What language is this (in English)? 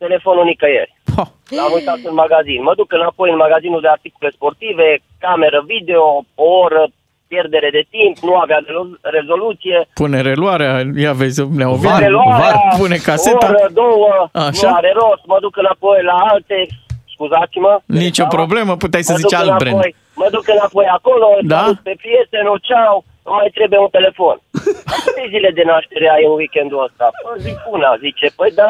Romanian